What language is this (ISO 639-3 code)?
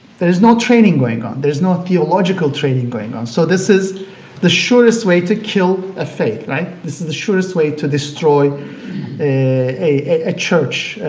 eng